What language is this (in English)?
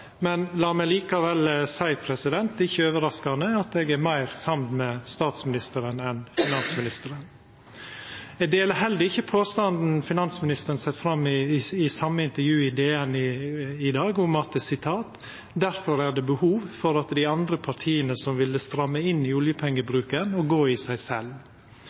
Norwegian Nynorsk